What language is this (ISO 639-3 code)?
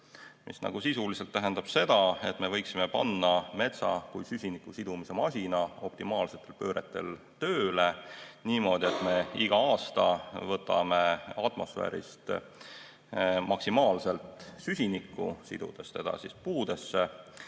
est